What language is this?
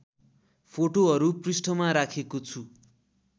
Nepali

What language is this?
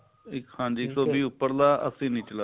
Punjabi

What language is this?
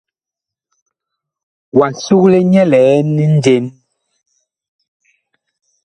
Bakoko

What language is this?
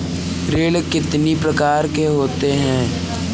Hindi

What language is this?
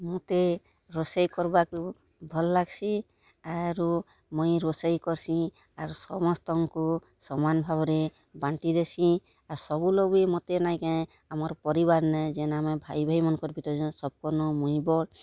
Odia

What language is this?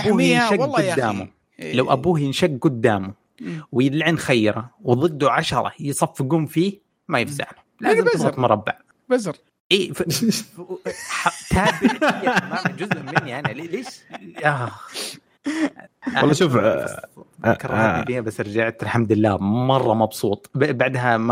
Arabic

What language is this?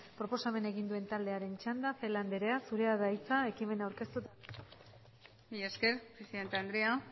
Basque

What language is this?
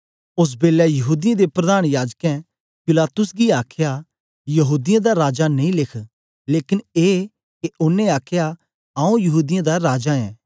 Dogri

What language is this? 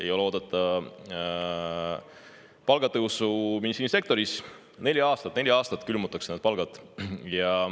Estonian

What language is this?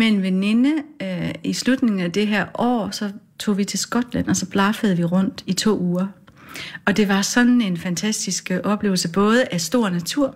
Danish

